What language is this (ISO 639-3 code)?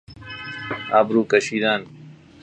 fas